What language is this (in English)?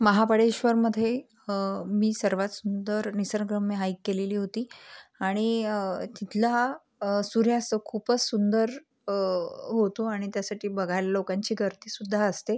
Marathi